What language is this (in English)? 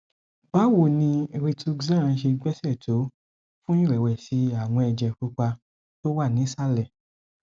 Yoruba